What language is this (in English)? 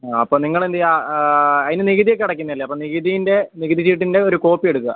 Malayalam